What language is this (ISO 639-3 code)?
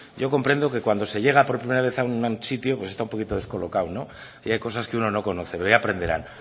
spa